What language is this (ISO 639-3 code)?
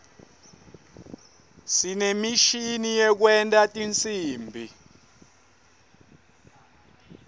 ssw